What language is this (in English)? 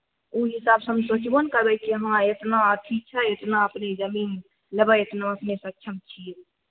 Maithili